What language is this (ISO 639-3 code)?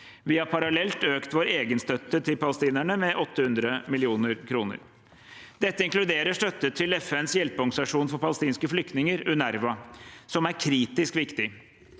nor